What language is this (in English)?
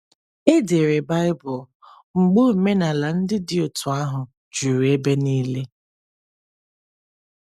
Igbo